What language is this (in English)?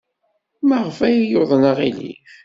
Kabyle